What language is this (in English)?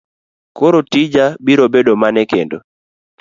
Luo (Kenya and Tanzania)